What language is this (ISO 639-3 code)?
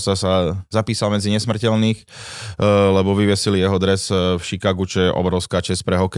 slk